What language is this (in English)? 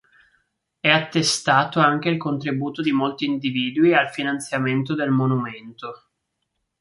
Italian